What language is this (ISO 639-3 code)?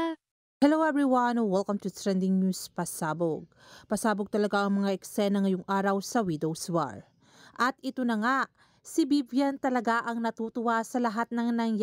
fil